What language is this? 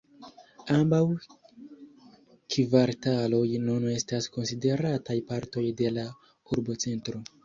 Esperanto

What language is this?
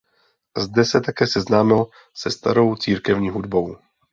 Czech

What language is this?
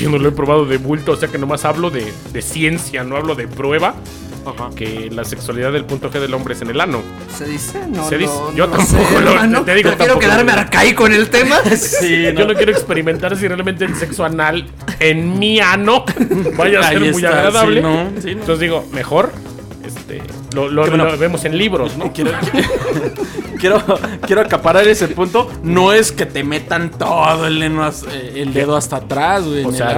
Spanish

